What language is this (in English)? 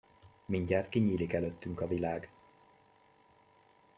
Hungarian